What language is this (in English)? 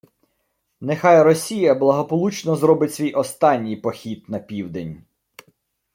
Ukrainian